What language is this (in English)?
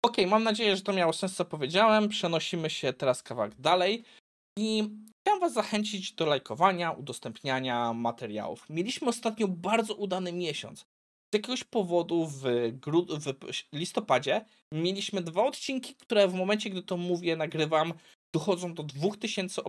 Polish